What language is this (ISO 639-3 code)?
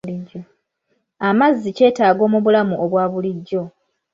lug